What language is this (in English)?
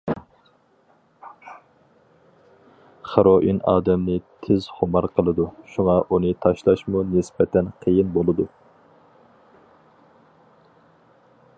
Uyghur